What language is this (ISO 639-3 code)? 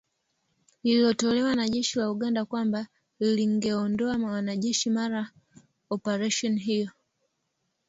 swa